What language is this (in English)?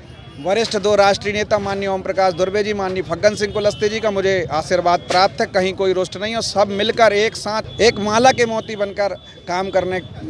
Hindi